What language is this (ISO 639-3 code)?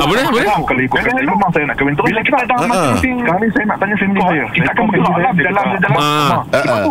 msa